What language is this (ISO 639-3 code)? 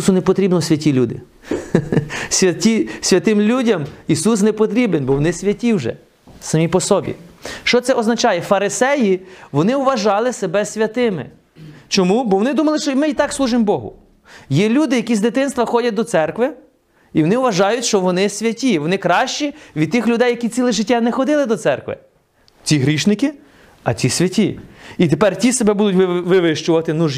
ukr